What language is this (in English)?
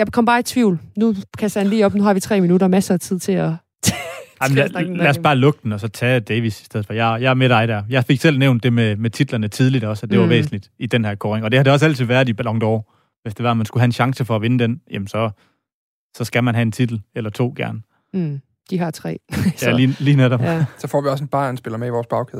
Danish